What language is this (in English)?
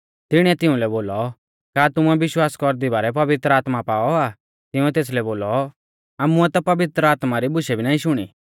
Mahasu Pahari